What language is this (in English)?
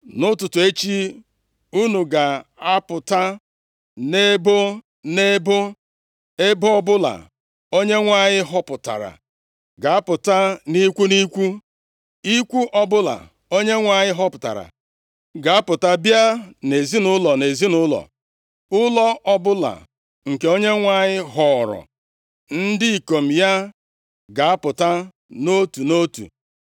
Igbo